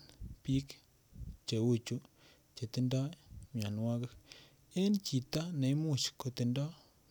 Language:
Kalenjin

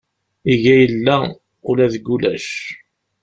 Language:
Kabyle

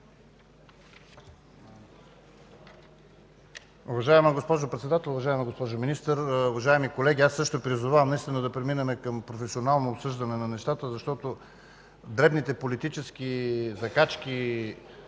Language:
Bulgarian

